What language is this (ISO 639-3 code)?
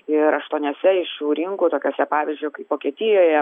lit